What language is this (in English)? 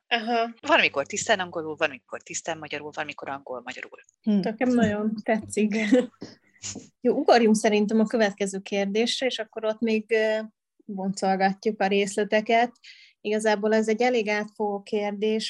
Hungarian